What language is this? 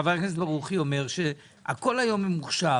Hebrew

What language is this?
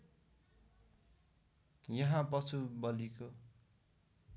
Nepali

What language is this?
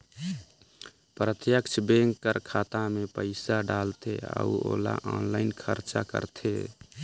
Chhattisgarhi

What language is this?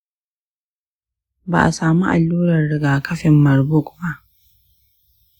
Hausa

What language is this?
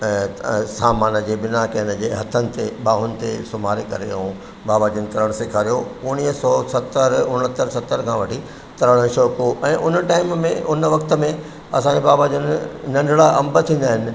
Sindhi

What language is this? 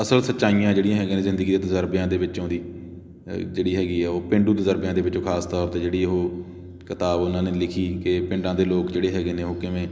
Punjabi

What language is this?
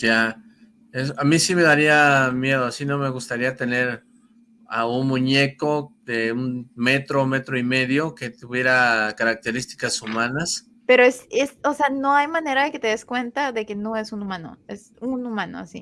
Spanish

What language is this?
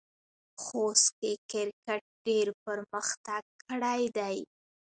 Pashto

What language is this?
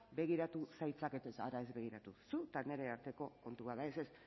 Basque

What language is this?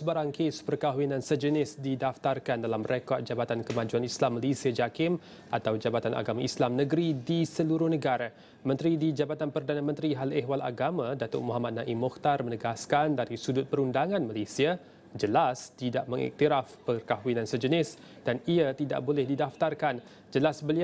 Malay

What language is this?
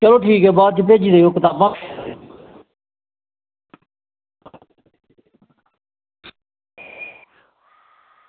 Dogri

